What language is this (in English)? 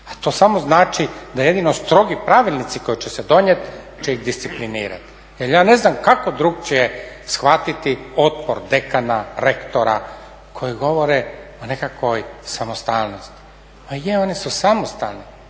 Croatian